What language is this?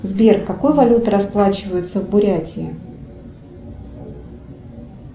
Russian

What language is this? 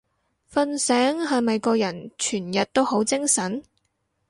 Cantonese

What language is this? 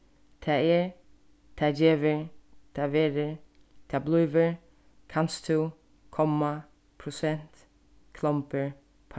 Faroese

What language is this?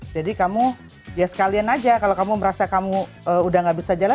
Indonesian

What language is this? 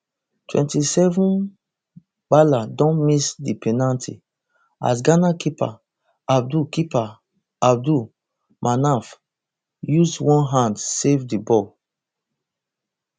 Nigerian Pidgin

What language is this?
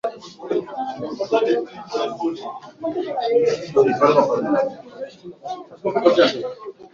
Swahili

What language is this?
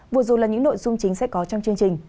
Vietnamese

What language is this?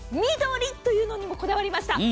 Japanese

